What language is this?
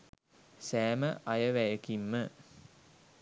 Sinhala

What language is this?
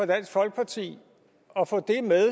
Danish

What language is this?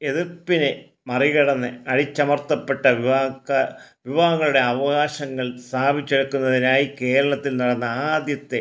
Malayalam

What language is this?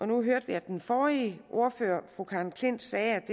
Danish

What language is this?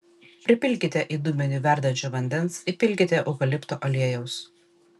Lithuanian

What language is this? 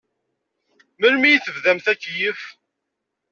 Kabyle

